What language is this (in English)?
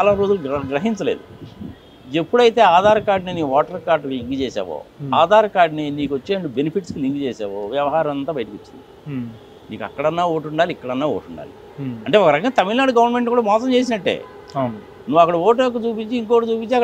Telugu